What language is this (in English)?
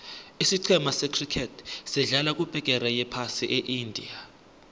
South Ndebele